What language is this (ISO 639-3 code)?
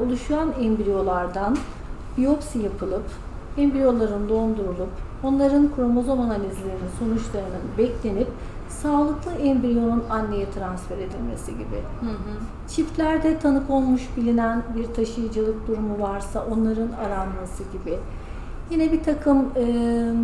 tur